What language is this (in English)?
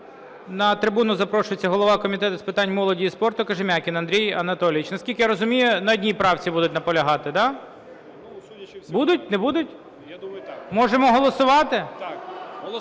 Ukrainian